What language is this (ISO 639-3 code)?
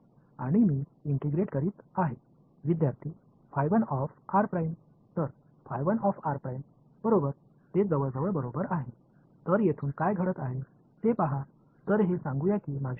tam